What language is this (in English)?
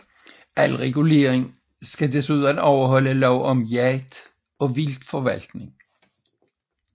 Danish